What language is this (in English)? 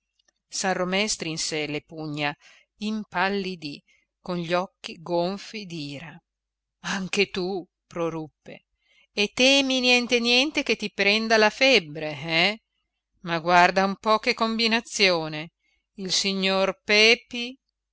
Italian